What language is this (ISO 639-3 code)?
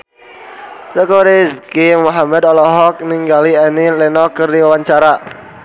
sun